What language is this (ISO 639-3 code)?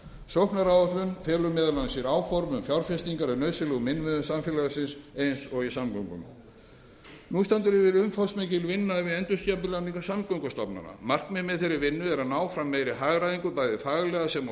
isl